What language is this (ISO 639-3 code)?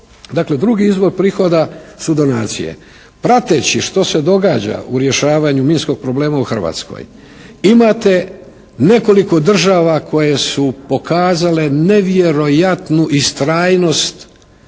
hrv